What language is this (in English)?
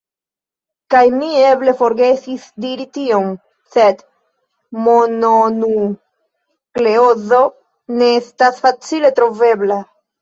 Esperanto